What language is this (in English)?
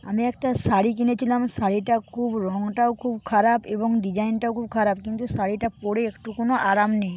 Bangla